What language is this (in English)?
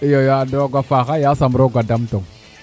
Serer